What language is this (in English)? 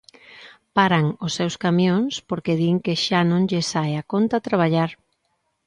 Galician